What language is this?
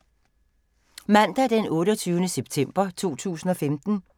Danish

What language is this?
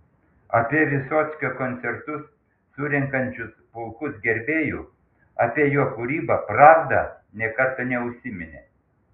Lithuanian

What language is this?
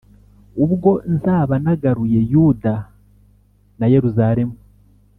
Kinyarwanda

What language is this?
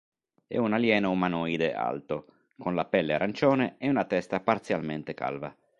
Italian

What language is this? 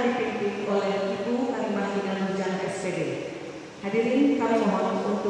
Indonesian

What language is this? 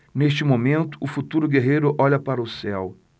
Portuguese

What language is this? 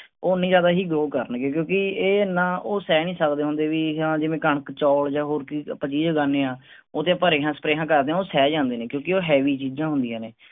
Punjabi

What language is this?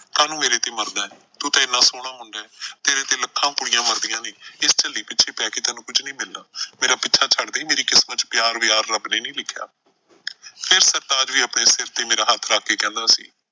Punjabi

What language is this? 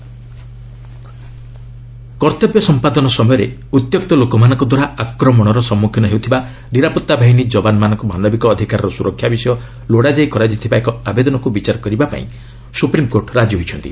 Odia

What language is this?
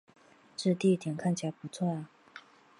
Chinese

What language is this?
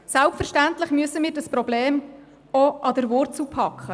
Swiss German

